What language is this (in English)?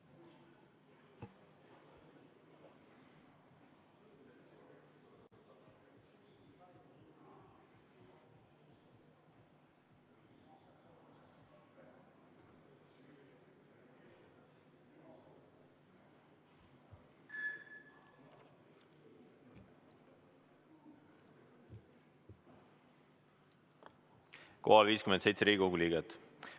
Estonian